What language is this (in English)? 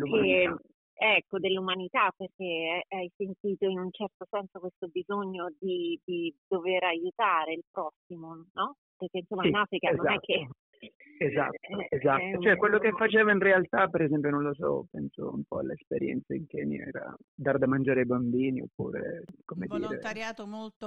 Italian